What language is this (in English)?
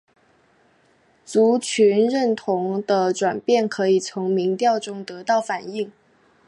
Chinese